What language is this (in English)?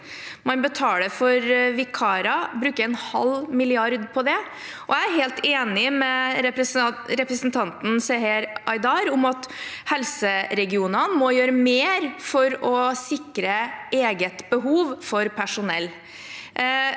Norwegian